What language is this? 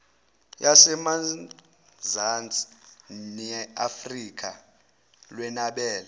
Zulu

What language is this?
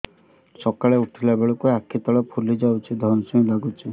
Odia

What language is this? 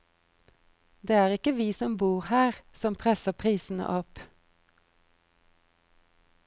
Norwegian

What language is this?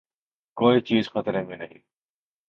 Urdu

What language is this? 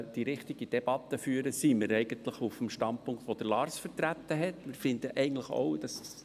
Swiss German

